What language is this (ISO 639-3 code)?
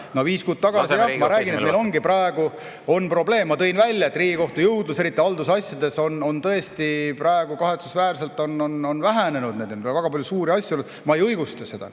est